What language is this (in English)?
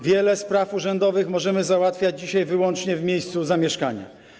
Polish